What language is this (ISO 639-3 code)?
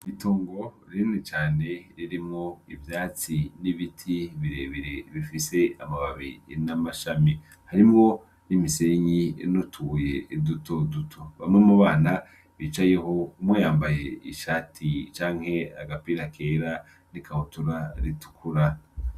run